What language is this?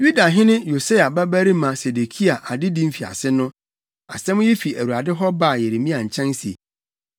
Akan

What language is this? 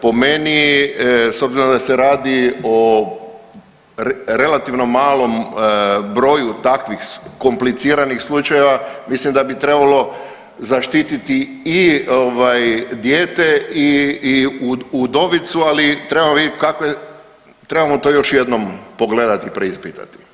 Croatian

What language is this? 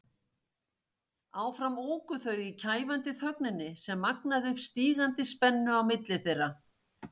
Icelandic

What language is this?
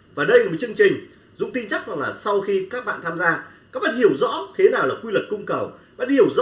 Vietnamese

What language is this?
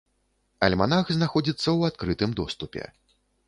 Belarusian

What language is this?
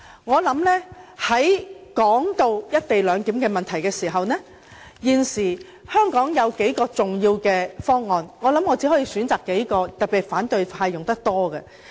Cantonese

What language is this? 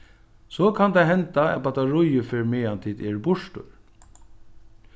Faroese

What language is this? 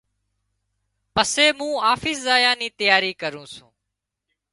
Wadiyara Koli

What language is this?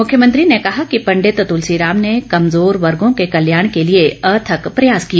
Hindi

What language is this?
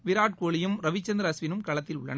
Tamil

